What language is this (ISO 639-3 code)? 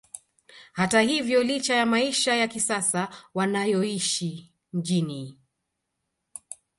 swa